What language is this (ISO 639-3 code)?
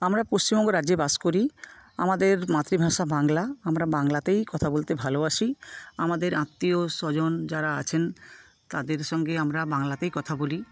ben